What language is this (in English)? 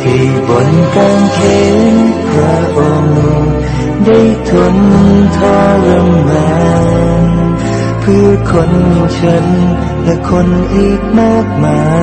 Thai